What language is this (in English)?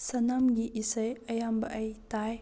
Manipuri